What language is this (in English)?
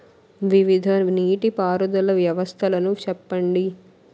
Telugu